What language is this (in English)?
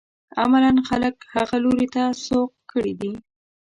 Pashto